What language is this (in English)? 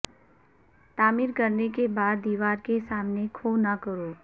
Urdu